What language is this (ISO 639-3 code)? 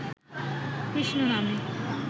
ben